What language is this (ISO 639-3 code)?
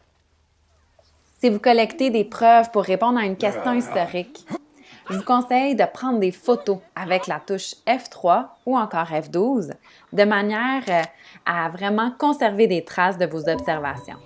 fra